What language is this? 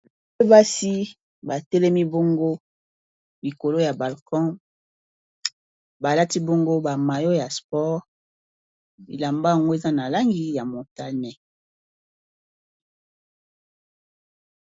Lingala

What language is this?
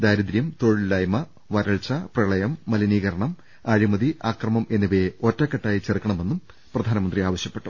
Malayalam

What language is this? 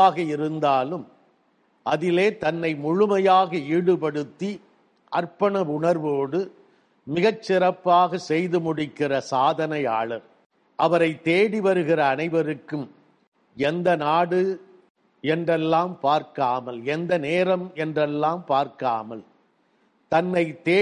Tamil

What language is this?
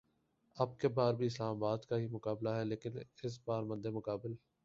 Urdu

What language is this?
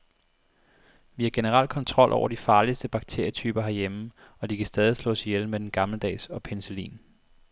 Danish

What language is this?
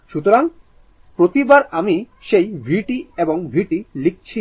Bangla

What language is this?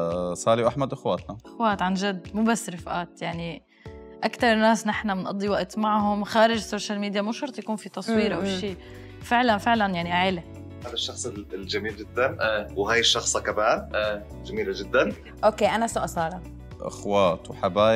Arabic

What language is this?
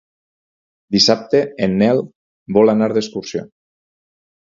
Catalan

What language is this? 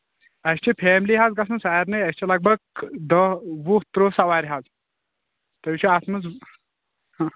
Kashmiri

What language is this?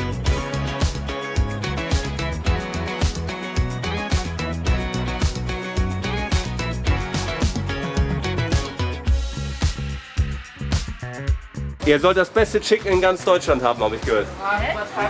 German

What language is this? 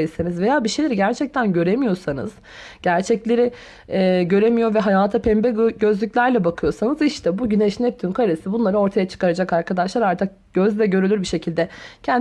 Turkish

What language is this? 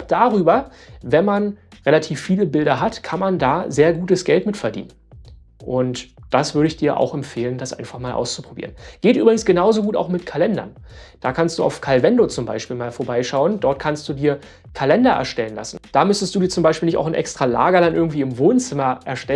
German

